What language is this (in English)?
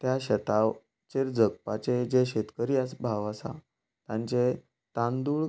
Konkani